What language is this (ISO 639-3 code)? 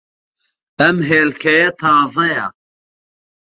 ckb